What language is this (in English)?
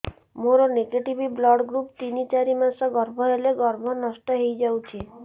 Odia